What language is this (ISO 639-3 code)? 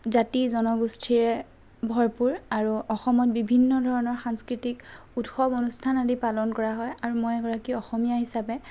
asm